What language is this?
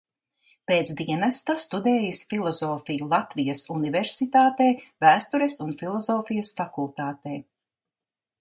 Latvian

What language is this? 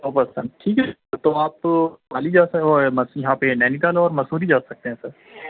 Urdu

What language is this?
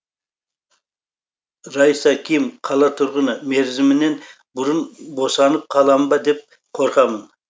Kazakh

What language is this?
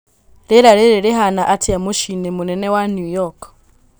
Kikuyu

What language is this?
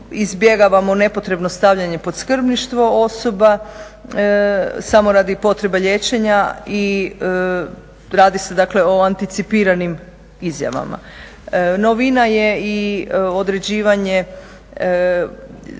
Croatian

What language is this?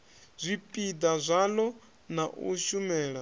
Venda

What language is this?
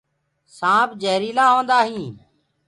Gurgula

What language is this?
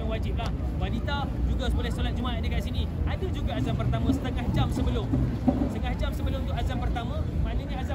Malay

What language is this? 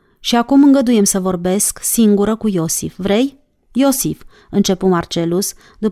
Romanian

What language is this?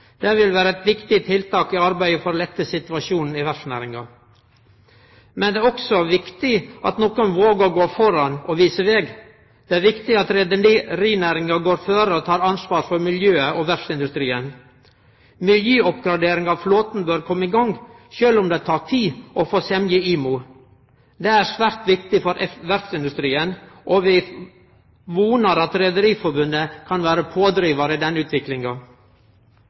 Norwegian Nynorsk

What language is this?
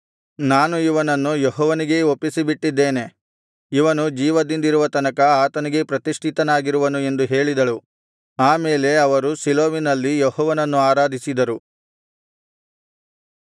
Kannada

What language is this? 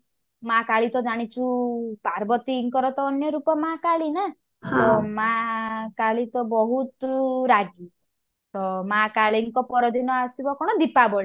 Odia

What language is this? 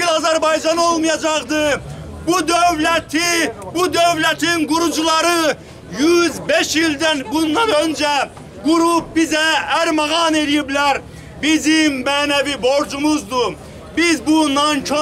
Turkish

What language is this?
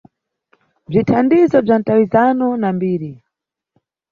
Nyungwe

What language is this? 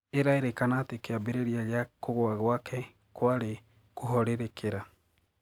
Kikuyu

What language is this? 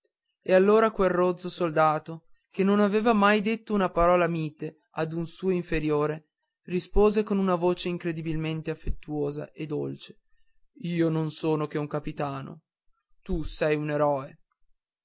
Italian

